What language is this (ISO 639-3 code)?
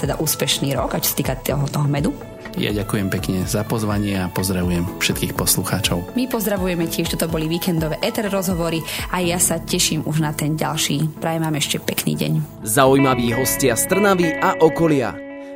slk